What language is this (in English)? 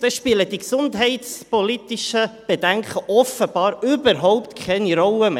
Swiss German